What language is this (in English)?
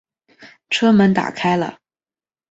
Chinese